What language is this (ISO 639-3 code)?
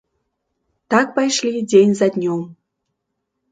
bel